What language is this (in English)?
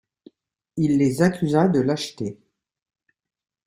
French